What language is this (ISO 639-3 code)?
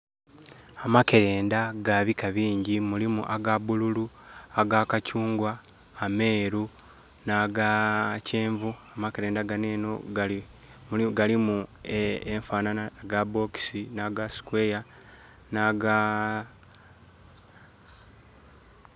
xog